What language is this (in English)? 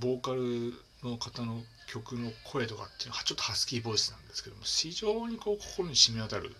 Japanese